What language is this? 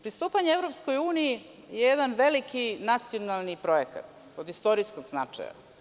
Serbian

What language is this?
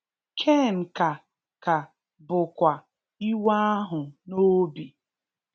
Igbo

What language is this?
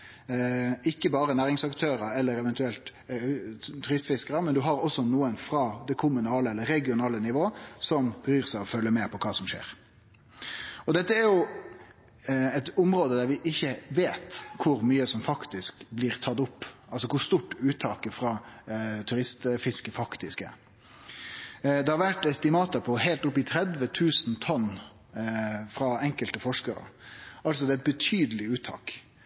Norwegian Nynorsk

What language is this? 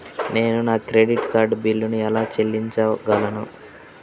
Telugu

